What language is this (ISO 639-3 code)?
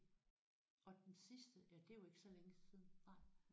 dan